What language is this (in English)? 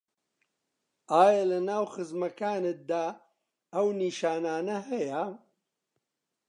Central Kurdish